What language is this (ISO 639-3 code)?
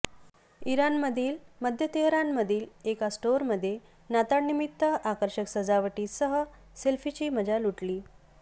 mar